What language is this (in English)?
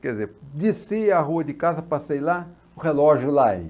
Portuguese